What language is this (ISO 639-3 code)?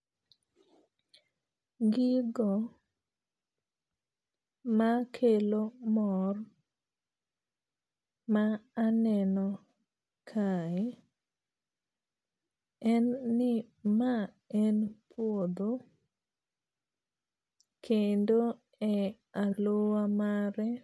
luo